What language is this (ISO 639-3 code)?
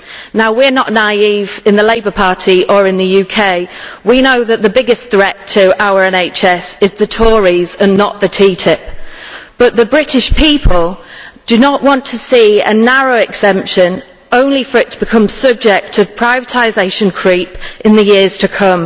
eng